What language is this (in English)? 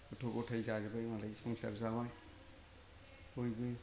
Bodo